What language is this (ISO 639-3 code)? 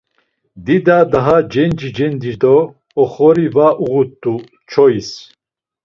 lzz